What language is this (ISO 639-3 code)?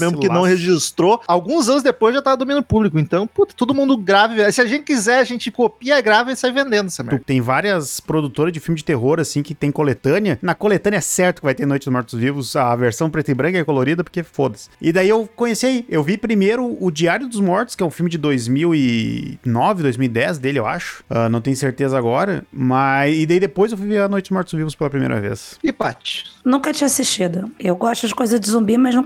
por